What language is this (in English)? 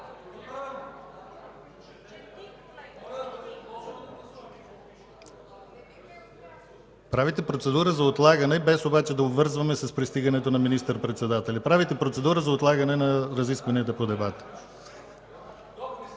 Bulgarian